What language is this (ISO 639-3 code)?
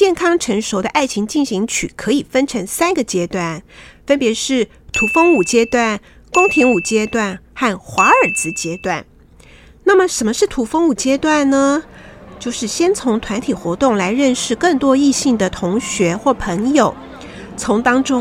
zho